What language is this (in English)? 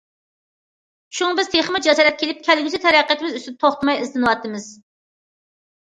Uyghur